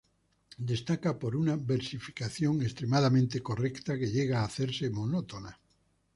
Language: Spanish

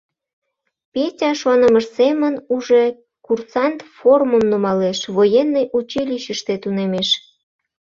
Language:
Mari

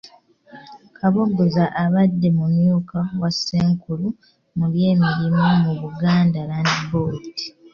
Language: Ganda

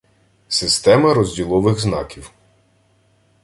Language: Ukrainian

